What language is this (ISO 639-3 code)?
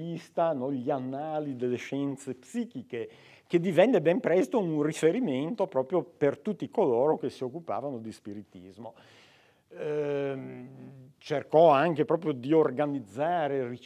ita